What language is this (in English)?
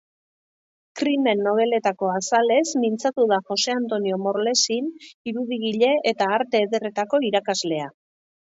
Basque